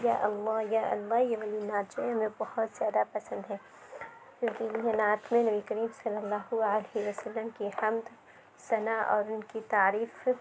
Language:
Urdu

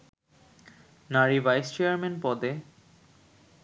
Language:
Bangla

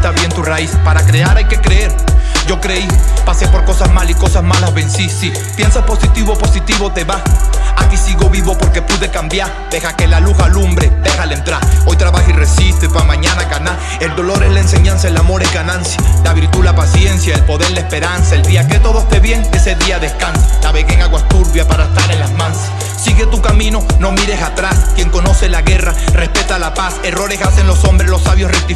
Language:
Spanish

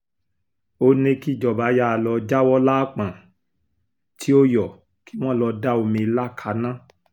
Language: Yoruba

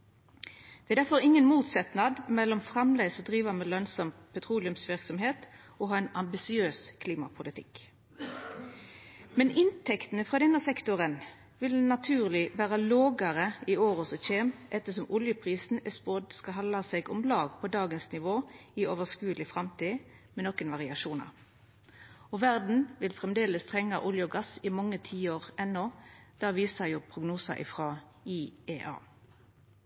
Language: Norwegian Nynorsk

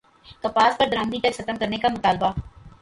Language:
Urdu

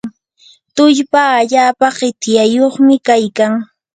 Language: Yanahuanca Pasco Quechua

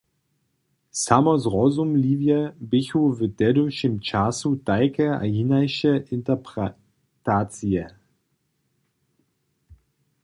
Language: Upper Sorbian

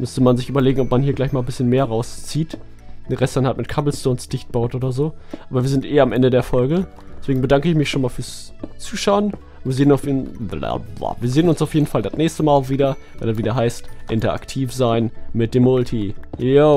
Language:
German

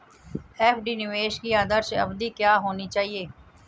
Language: Hindi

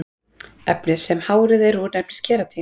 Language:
Icelandic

